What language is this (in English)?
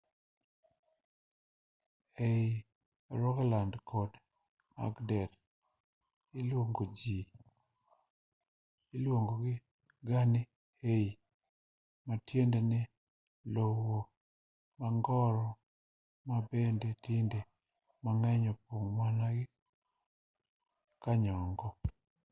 Luo (Kenya and Tanzania)